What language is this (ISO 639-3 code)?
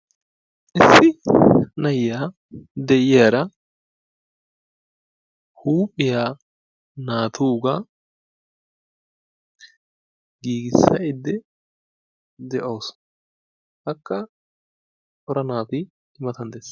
wal